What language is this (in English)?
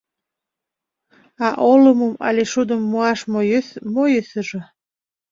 Mari